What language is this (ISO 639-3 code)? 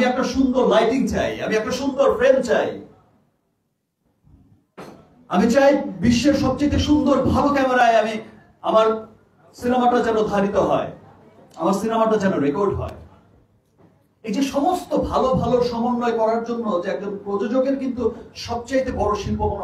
ben